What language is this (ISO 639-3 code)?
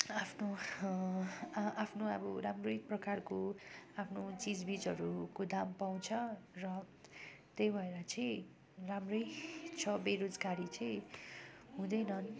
nep